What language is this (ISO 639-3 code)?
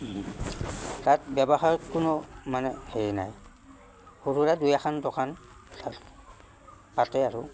asm